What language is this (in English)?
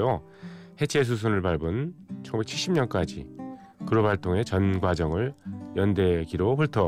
Korean